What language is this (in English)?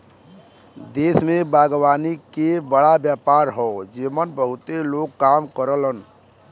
Bhojpuri